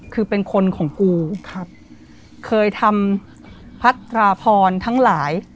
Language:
Thai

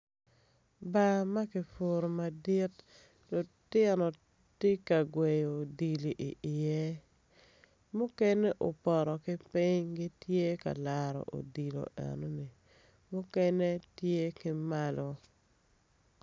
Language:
Acoli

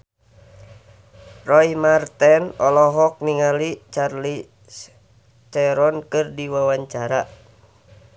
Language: Sundanese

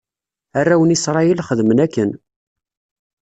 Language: Kabyle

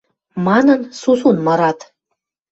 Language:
Western Mari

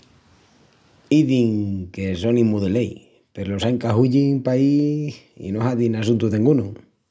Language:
Extremaduran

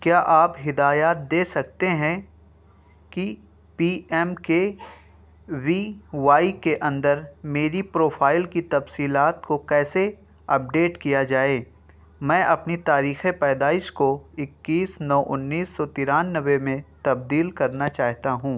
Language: Urdu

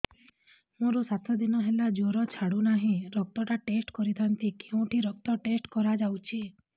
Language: Odia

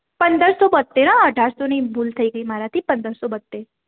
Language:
Gujarati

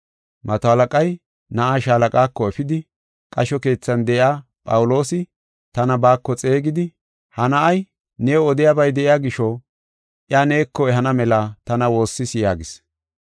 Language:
Gofa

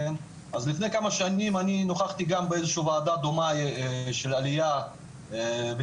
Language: Hebrew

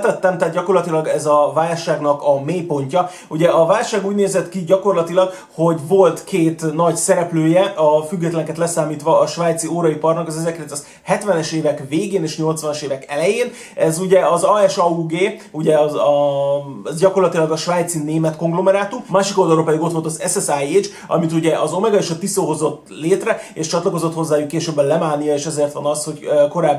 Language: Hungarian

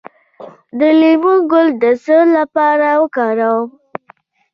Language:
Pashto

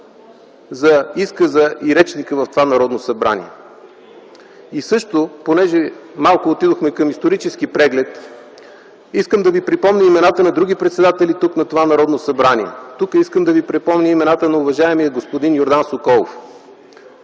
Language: Bulgarian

